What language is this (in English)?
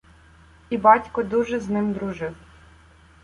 Ukrainian